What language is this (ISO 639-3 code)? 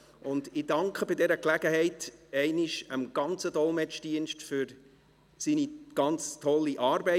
gsw